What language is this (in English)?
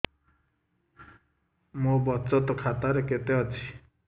Odia